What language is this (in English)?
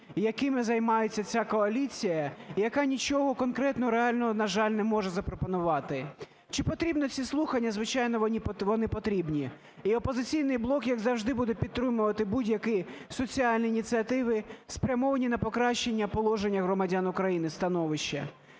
Ukrainian